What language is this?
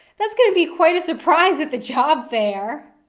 English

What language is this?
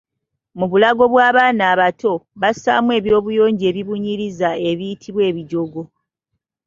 Ganda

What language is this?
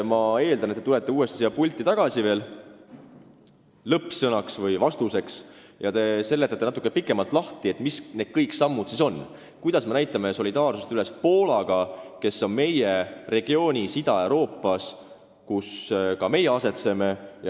Estonian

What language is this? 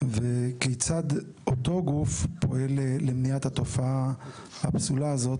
Hebrew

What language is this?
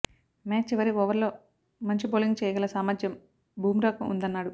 Telugu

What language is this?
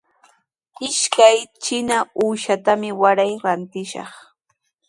Sihuas Ancash Quechua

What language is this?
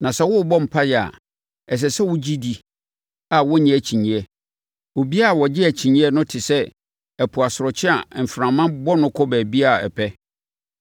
Akan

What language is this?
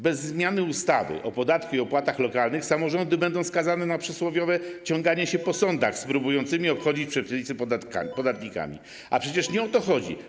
Polish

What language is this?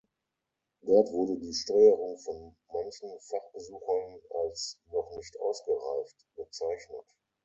German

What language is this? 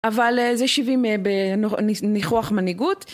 Hebrew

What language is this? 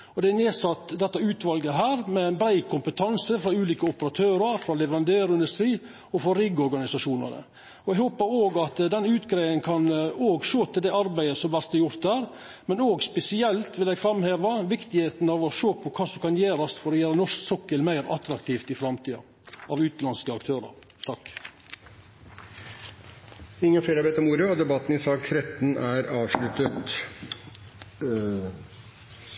Norwegian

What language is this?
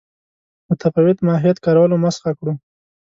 Pashto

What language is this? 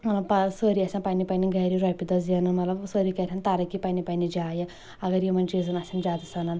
Kashmiri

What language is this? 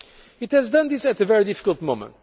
English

